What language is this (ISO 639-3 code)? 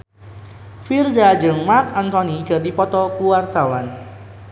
sun